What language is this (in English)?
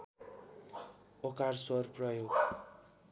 Nepali